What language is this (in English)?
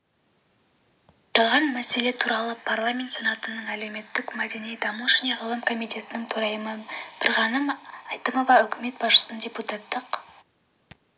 Kazakh